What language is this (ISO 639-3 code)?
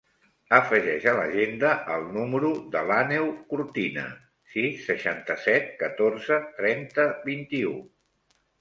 cat